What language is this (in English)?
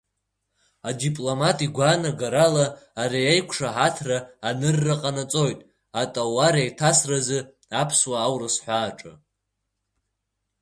Abkhazian